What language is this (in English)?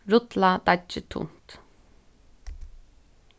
Faroese